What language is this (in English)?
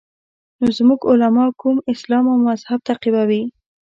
Pashto